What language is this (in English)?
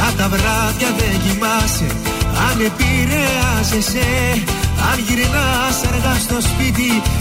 Greek